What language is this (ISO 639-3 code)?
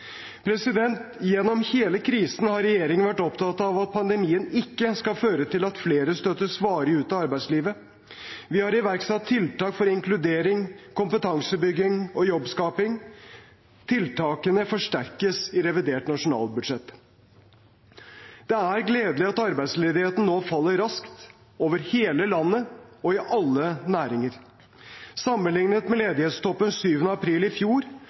nob